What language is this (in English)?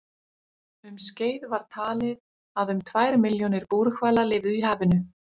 Icelandic